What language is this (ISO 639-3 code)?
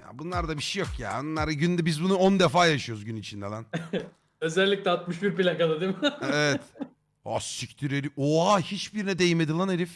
tur